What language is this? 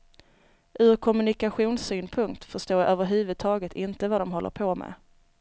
Swedish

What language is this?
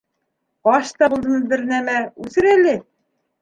Bashkir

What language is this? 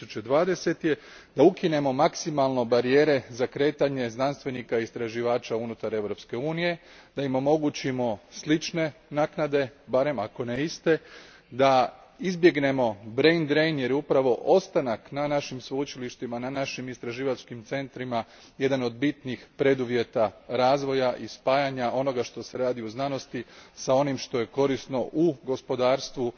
Croatian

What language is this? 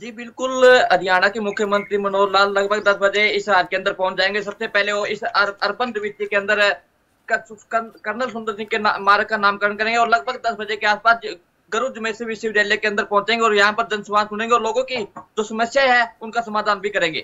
Hindi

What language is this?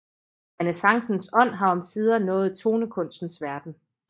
Danish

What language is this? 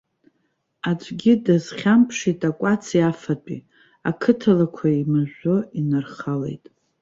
Abkhazian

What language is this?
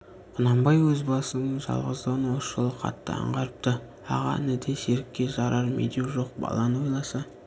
Kazakh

